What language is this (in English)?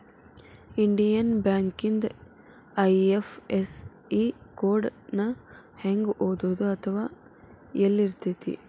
Kannada